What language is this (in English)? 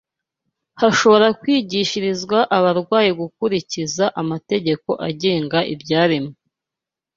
Kinyarwanda